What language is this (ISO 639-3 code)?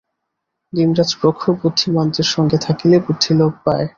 ben